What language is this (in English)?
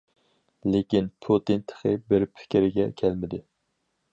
Uyghur